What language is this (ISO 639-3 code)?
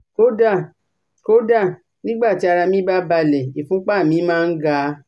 yor